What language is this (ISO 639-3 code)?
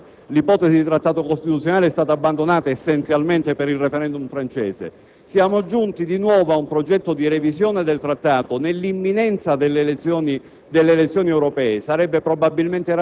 ita